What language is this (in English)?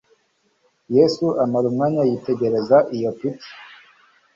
Kinyarwanda